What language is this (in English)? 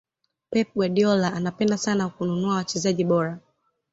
Swahili